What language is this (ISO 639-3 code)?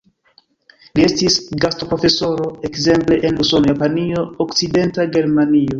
epo